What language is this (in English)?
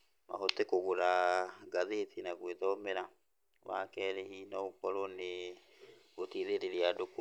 Kikuyu